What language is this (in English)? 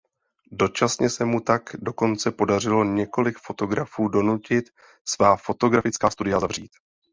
Czech